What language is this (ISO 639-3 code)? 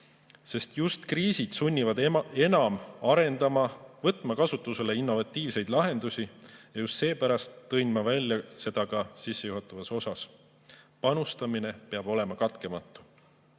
est